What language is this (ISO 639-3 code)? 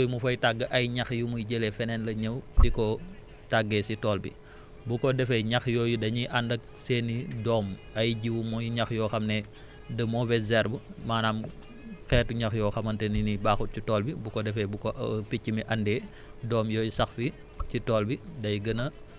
wol